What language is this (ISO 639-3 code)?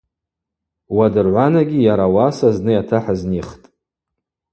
abq